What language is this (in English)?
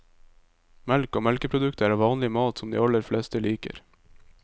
Norwegian